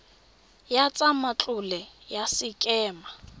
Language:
Tswana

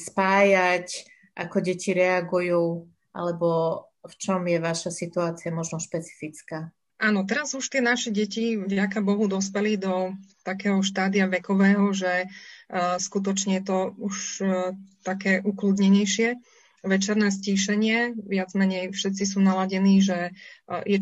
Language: Slovak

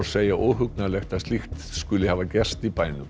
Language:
Icelandic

